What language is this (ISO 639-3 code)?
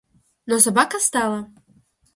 rus